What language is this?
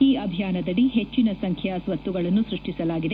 Kannada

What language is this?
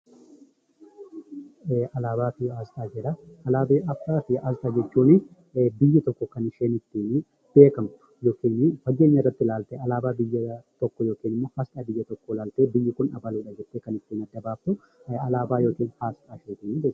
Oromo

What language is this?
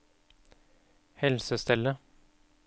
Norwegian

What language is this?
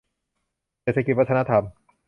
Thai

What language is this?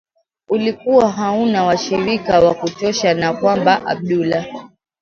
Swahili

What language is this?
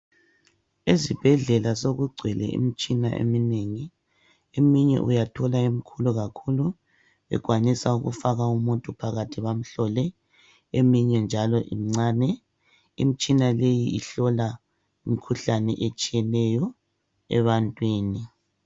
North Ndebele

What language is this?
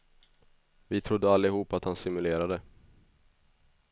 Swedish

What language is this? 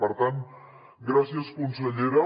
Catalan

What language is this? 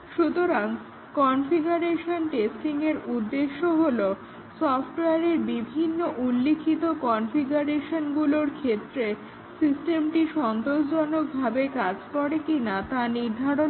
Bangla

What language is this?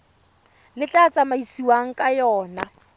Tswana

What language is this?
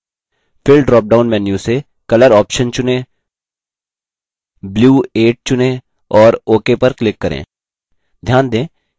Hindi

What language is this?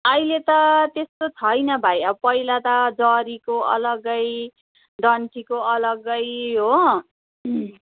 Nepali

